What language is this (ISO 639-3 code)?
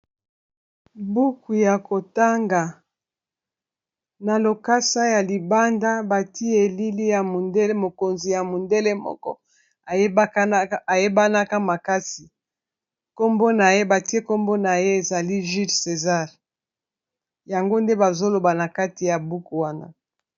lin